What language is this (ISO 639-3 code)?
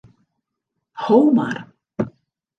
fry